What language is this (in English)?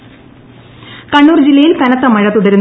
Malayalam